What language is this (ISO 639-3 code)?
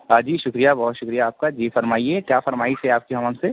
urd